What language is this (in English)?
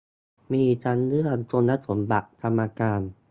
Thai